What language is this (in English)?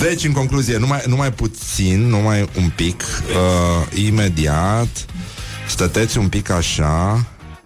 Romanian